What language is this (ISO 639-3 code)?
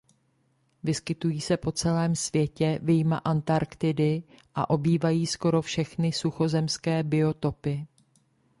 ces